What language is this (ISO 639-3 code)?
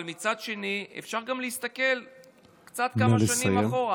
heb